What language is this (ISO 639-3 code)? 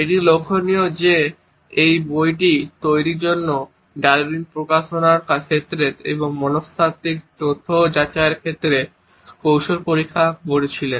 ben